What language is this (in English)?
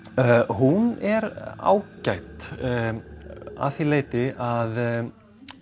Icelandic